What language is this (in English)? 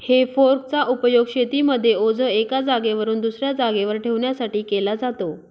Marathi